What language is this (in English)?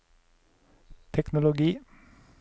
Norwegian